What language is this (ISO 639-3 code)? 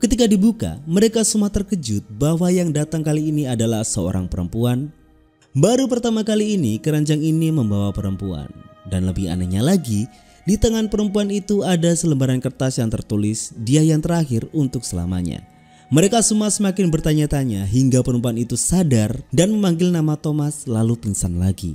ind